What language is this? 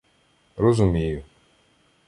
Ukrainian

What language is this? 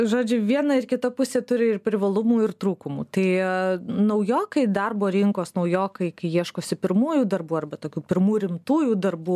Lithuanian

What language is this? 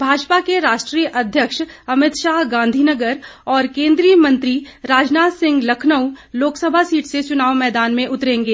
Hindi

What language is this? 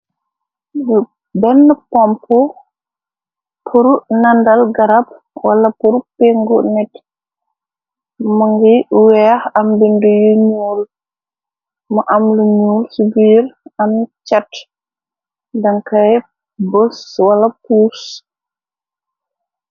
Wolof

